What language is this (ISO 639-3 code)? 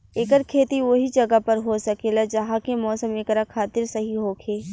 bho